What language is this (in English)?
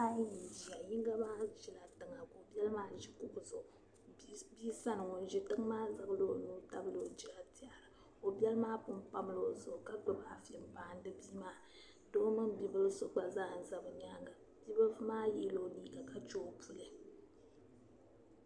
Dagbani